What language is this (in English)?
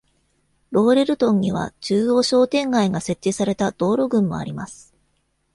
Japanese